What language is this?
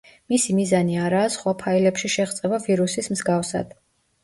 Georgian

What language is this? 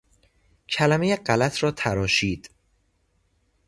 Persian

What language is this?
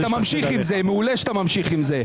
Hebrew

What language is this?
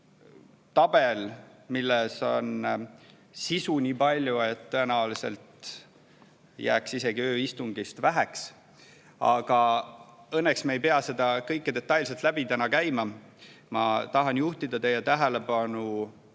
Estonian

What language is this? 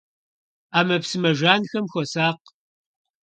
Kabardian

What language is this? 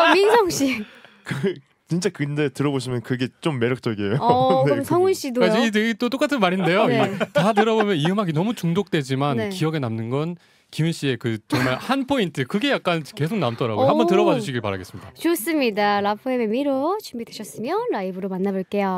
Korean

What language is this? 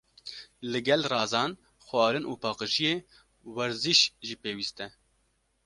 Kurdish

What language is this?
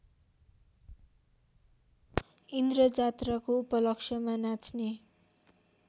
Nepali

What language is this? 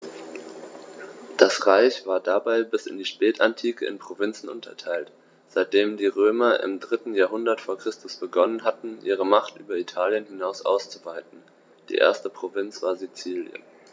German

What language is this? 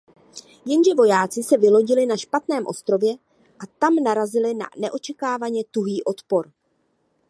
Czech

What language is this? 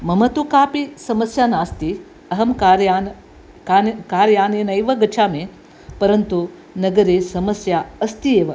Sanskrit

